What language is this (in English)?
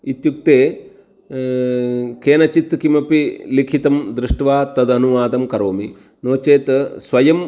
Sanskrit